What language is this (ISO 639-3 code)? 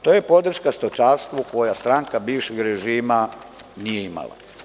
srp